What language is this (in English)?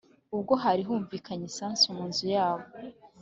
Kinyarwanda